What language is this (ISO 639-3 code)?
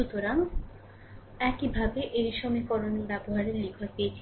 ben